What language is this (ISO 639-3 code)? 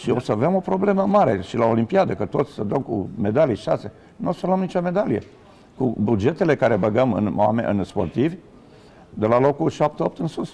ron